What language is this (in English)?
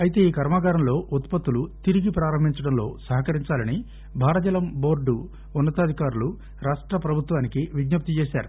Telugu